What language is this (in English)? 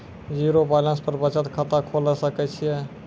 Maithili